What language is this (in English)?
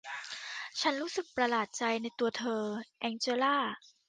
Thai